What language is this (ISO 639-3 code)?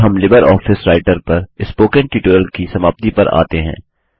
hin